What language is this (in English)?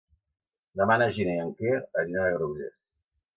Catalan